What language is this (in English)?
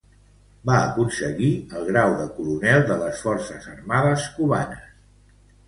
Catalan